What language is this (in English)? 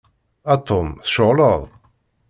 Kabyle